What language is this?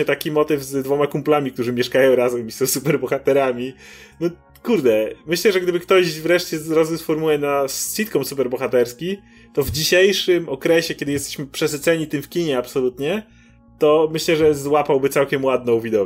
Polish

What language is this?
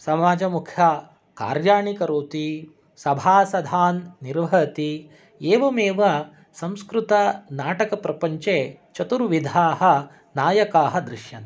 Sanskrit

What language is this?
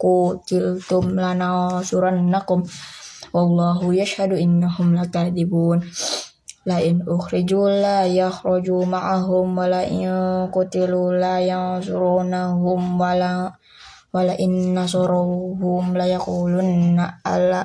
Indonesian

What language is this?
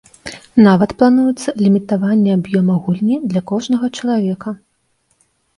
Belarusian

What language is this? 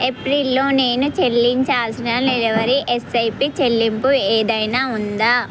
Telugu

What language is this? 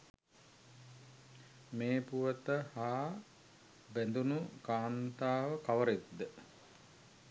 Sinhala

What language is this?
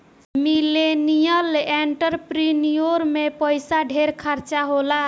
Bhojpuri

